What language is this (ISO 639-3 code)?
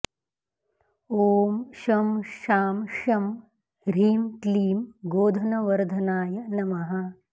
san